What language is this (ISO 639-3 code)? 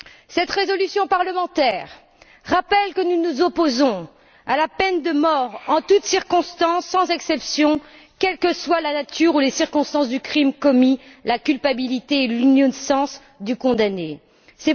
fra